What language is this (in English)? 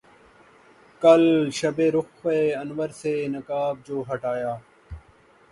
Urdu